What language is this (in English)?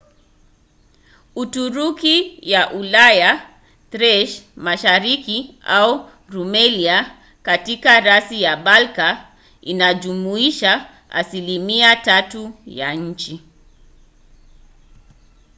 Swahili